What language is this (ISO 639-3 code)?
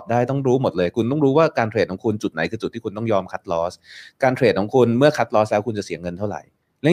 tha